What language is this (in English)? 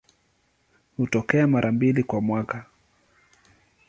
Swahili